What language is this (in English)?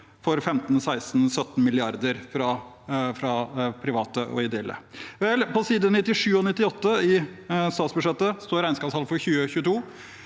Norwegian